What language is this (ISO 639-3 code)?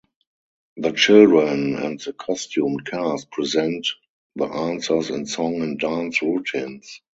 eng